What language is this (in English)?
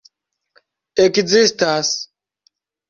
Esperanto